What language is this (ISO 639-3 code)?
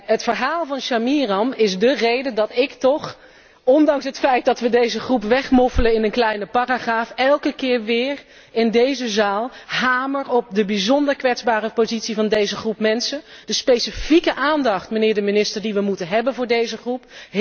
nld